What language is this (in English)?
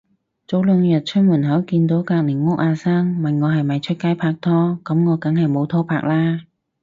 Cantonese